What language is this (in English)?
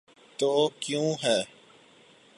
Urdu